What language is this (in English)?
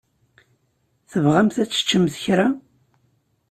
Kabyle